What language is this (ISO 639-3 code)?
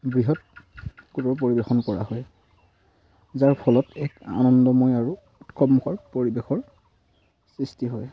asm